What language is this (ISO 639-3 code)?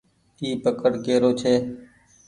gig